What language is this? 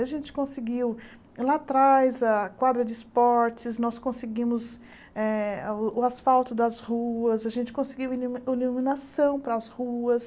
Portuguese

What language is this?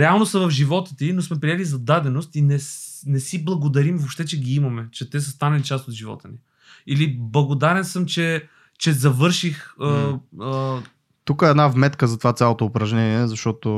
Bulgarian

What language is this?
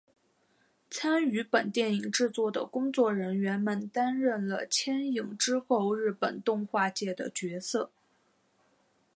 Chinese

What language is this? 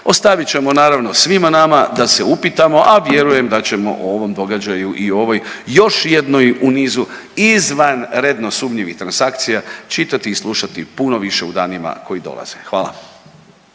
Croatian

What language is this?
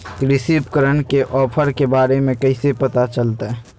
Magahi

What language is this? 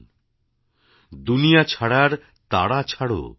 Bangla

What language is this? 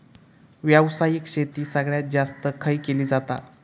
Marathi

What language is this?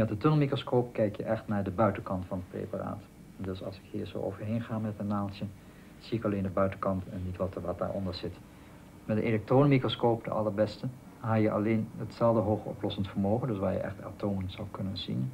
Dutch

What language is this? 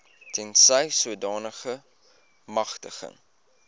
Afrikaans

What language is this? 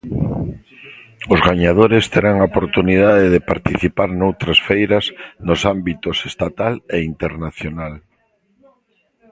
Galician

